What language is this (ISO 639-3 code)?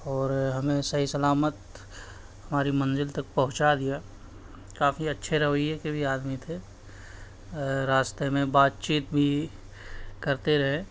urd